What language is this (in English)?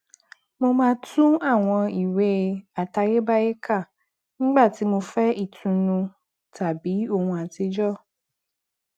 Yoruba